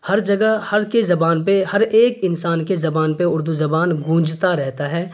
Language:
Urdu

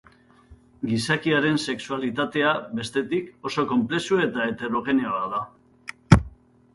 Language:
Basque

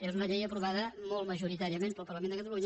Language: Catalan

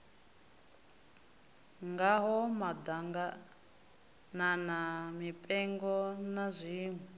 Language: Venda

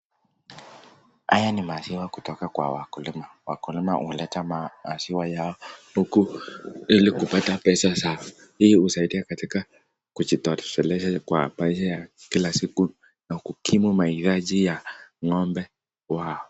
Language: Swahili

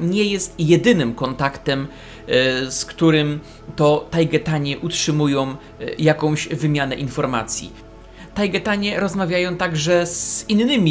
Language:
Polish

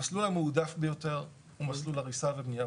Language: Hebrew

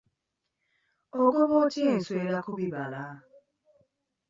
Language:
Ganda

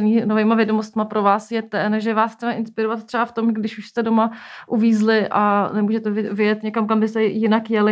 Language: Czech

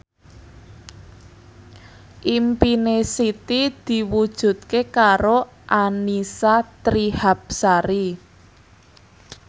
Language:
Javanese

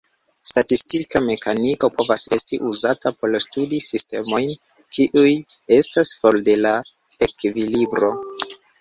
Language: Esperanto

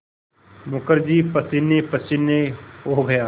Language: Hindi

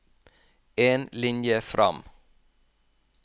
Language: Norwegian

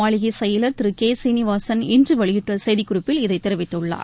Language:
Tamil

